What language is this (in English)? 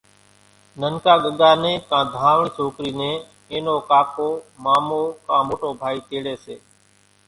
Kachi Koli